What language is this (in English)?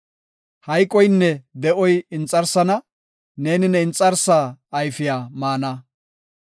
Gofa